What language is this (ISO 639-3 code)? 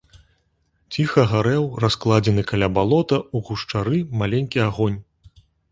bel